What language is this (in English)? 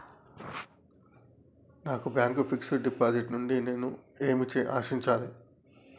Telugu